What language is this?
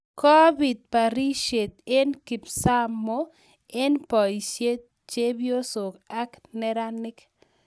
Kalenjin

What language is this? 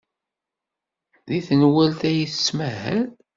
Kabyle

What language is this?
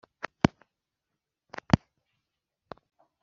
Kinyarwanda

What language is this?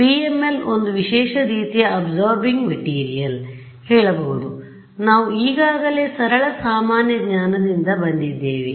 Kannada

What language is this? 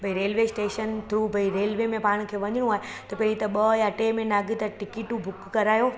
Sindhi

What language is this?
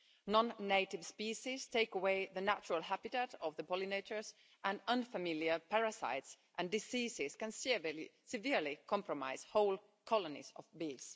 English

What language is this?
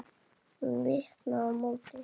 Icelandic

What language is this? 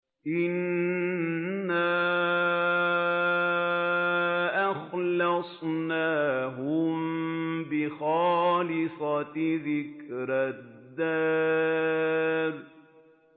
Arabic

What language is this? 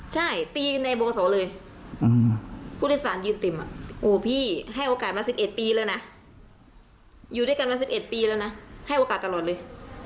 Thai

